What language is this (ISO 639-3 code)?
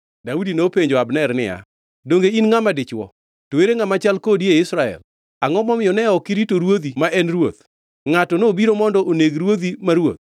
luo